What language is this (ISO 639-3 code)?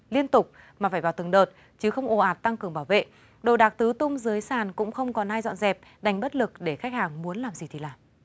vie